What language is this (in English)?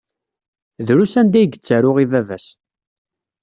Kabyle